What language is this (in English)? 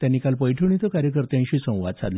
Marathi